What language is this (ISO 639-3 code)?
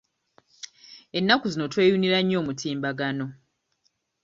lug